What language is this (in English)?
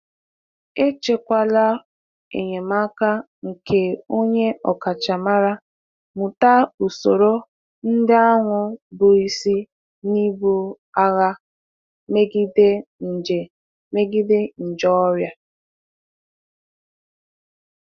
Igbo